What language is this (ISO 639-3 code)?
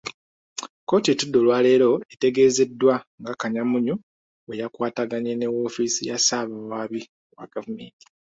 lug